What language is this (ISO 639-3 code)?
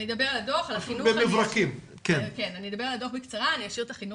heb